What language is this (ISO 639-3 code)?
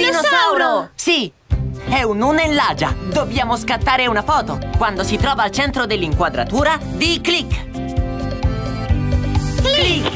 ita